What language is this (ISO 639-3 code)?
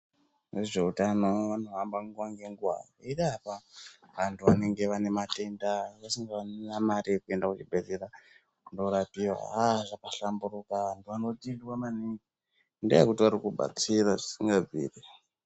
ndc